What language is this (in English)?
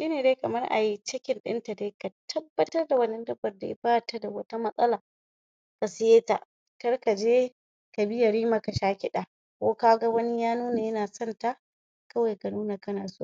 Hausa